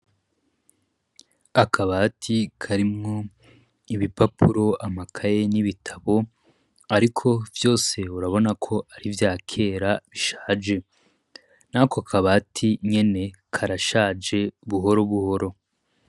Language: Rundi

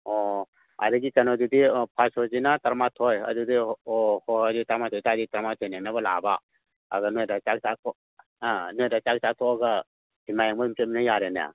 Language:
Manipuri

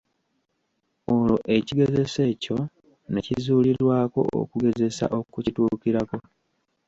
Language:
Ganda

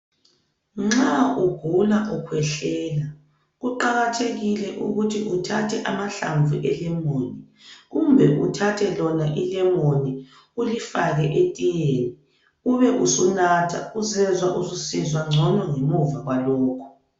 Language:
North Ndebele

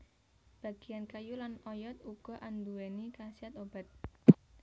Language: Javanese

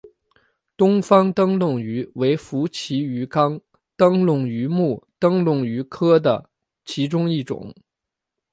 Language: Chinese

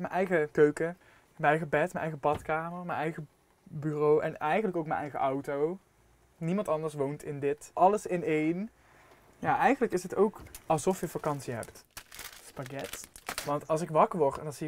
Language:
Dutch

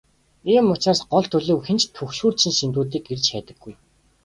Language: Mongolian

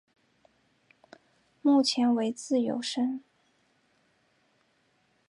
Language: Chinese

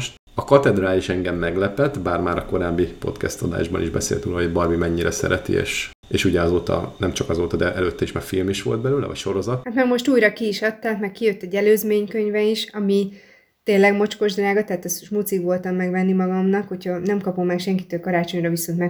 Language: Hungarian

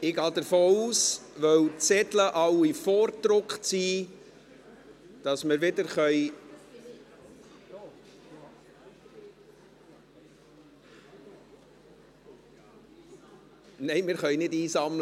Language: Swiss German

